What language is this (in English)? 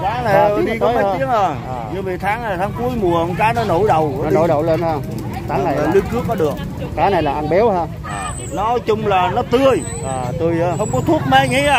Vietnamese